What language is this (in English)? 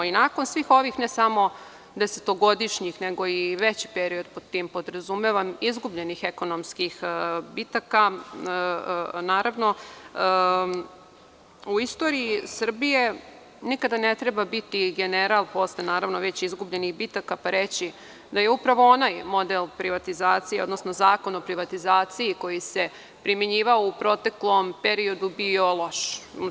Serbian